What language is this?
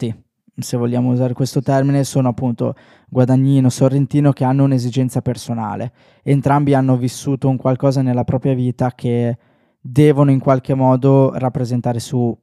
Italian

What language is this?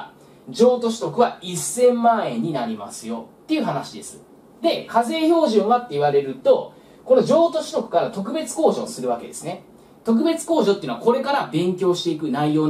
Japanese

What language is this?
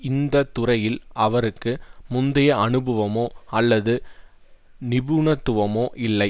Tamil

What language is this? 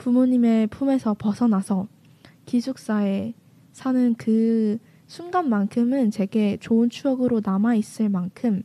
Korean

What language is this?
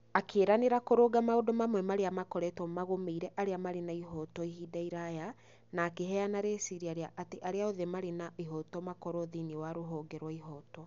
Kikuyu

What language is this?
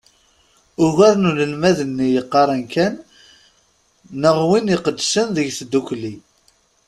Kabyle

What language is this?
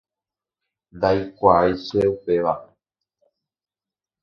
Guarani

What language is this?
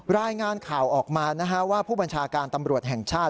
Thai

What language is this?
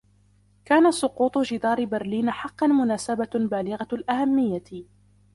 Arabic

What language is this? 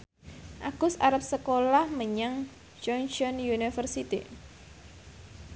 Javanese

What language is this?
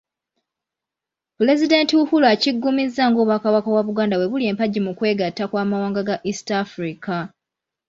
Ganda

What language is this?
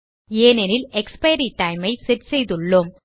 Tamil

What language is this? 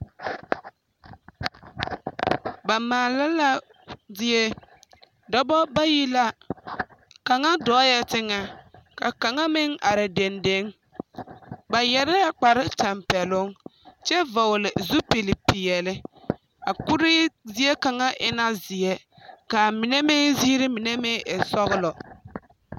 Southern Dagaare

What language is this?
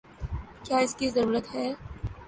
Urdu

